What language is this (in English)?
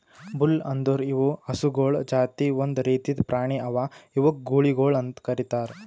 Kannada